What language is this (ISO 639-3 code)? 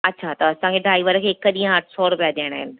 snd